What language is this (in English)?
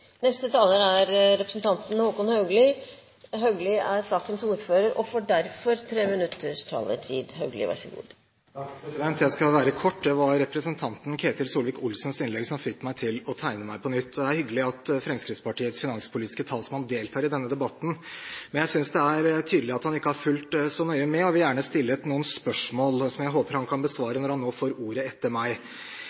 Norwegian